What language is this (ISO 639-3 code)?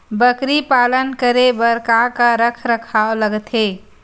hne